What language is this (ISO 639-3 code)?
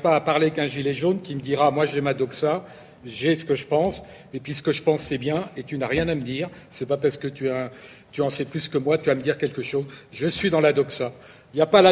fra